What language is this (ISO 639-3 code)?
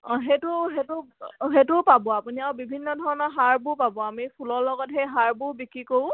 asm